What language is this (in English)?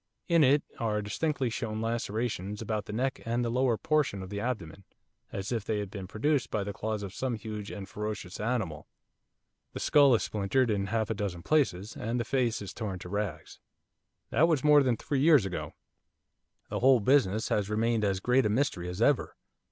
English